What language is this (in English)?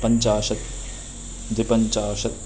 Sanskrit